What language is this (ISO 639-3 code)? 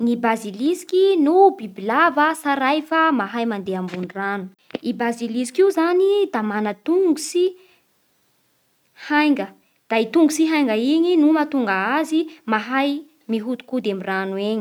bhr